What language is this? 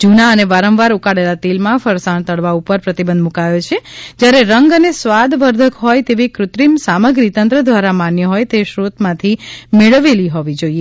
Gujarati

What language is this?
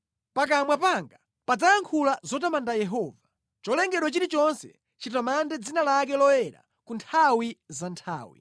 Nyanja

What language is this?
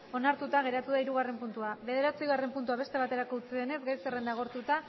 Basque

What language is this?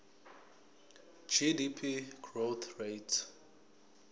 Zulu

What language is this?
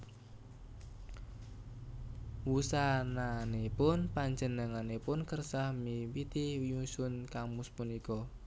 Javanese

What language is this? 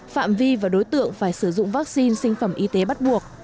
Vietnamese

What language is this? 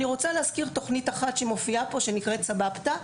Hebrew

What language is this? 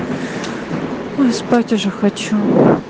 Russian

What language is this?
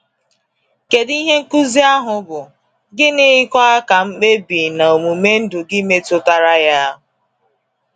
Igbo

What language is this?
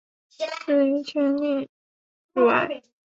Chinese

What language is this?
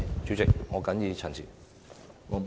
Cantonese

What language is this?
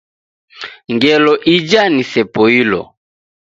Taita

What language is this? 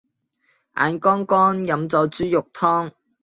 Cantonese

